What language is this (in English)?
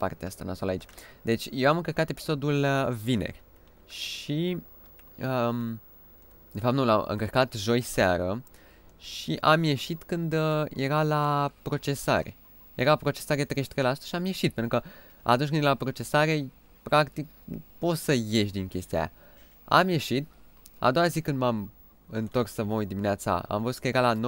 Romanian